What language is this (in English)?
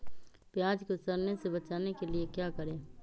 Magahi